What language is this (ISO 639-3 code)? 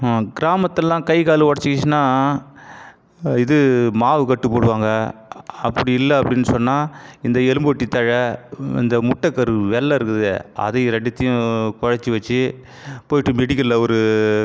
tam